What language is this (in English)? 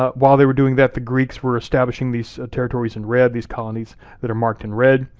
English